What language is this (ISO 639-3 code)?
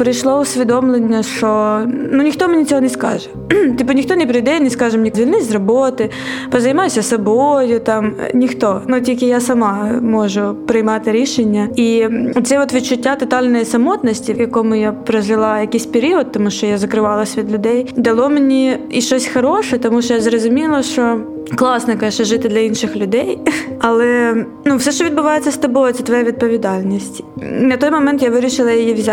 ukr